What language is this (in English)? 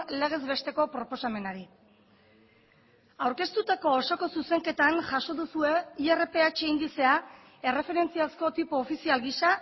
Basque